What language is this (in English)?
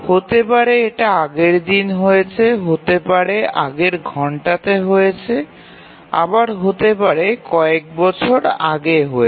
Bangla